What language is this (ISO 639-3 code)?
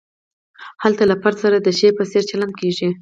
pus